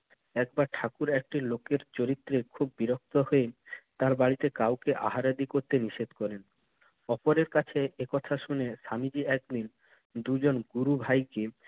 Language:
Bangla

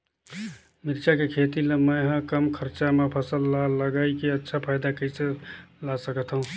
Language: Chhattisgarhi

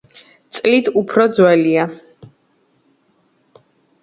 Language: Georgian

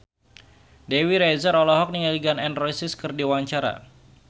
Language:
Sundanese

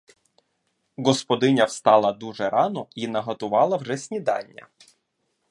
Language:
Ukrainian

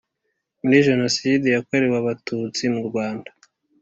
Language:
Kinyarwanda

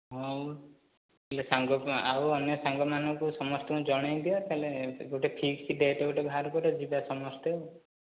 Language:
Odia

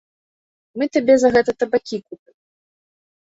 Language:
Belarusian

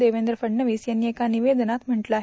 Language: Marathi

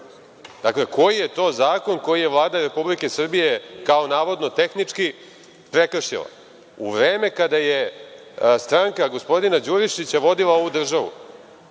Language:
Serbian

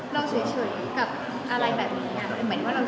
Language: Thai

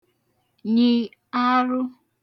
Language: Igbo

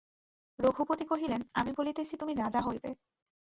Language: Bangla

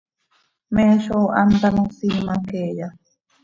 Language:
Seri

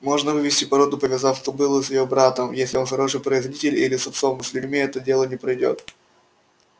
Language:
Russian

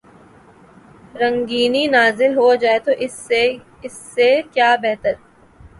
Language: Urdu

